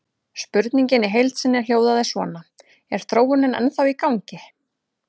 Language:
Icelandic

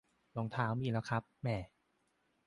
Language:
Thai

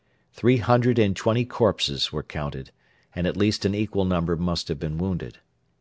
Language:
English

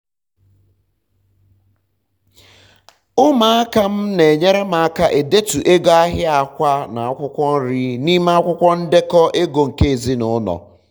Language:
Igbo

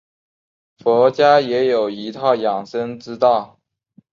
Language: Chinese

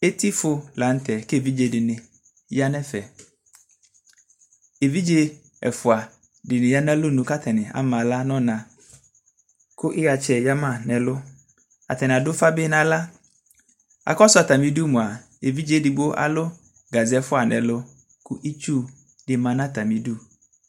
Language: Ikposo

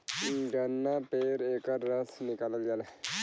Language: Bhojpuri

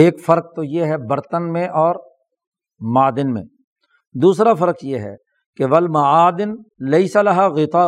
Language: Urdu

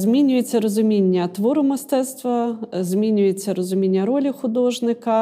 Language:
Ukrainian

